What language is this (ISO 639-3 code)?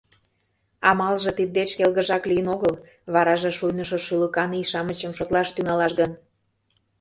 chm